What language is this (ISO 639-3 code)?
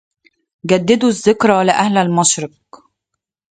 ara